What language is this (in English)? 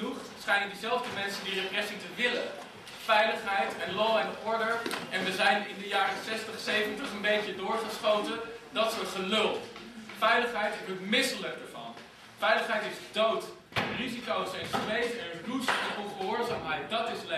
Dutch